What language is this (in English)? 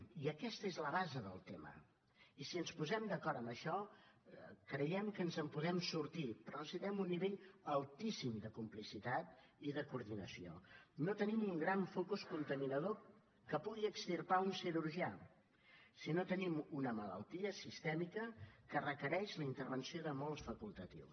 Catalan